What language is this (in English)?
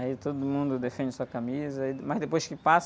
Portuguese